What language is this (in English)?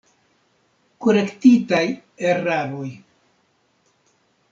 Esperanto